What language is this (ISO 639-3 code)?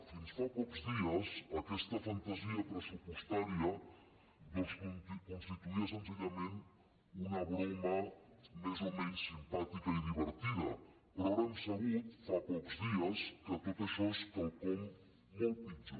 cat